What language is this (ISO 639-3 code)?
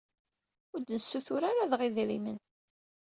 kab